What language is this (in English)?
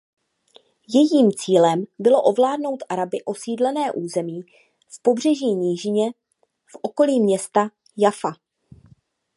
Czech